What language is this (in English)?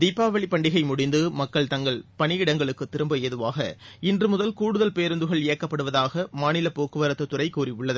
Tamil